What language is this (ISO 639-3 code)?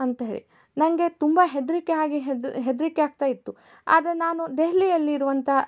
kan